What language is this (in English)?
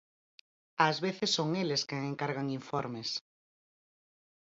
Galician